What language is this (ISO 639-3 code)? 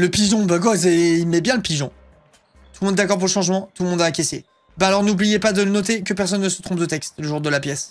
fra